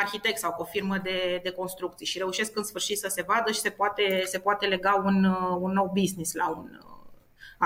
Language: Romanian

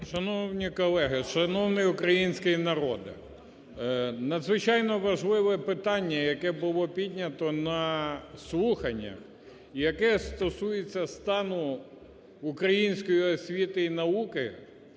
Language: Ukrainian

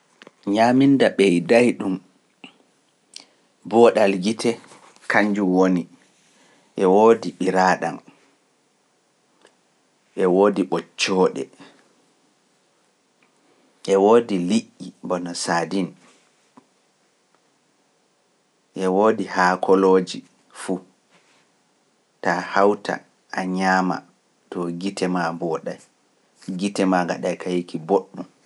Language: Pular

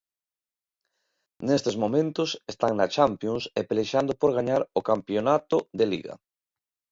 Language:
Galician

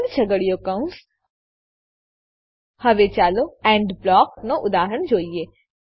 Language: Gujarati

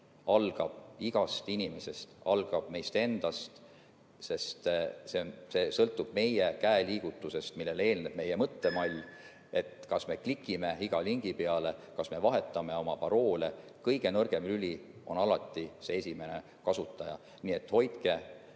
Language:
Estonian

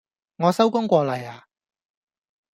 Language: Cantonese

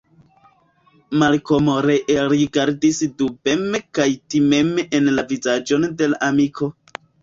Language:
Esperanto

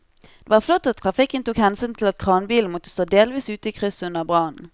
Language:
Norwegian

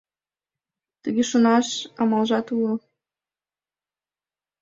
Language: Mari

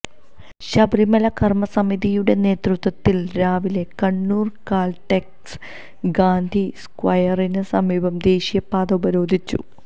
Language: Malayalam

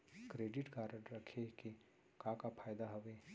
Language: Chhattisgarhi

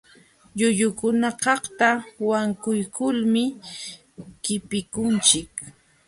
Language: Jauja Wanca Quechua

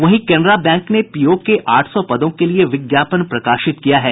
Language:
Hindi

